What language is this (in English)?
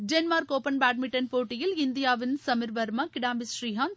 Tamil